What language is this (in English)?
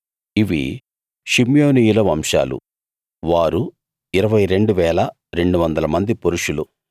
Telugu